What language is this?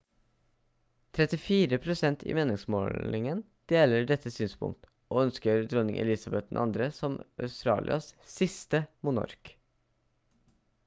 Norwegian Bokmål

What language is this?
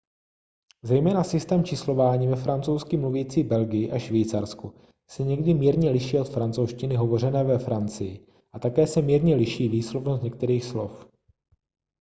Czech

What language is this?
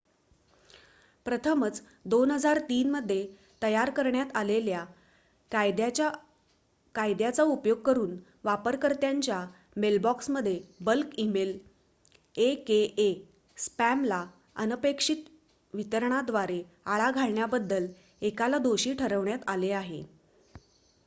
Marathi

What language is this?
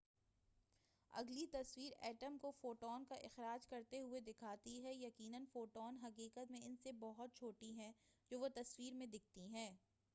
Urdu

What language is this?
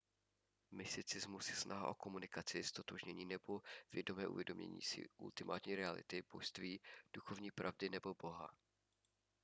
Czech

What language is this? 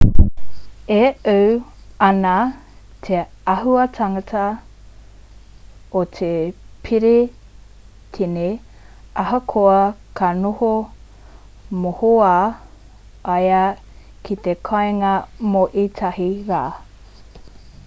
Māori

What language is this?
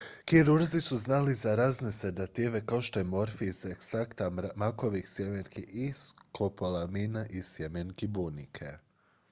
Croatian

